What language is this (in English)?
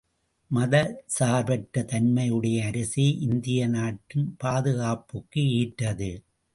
Tamil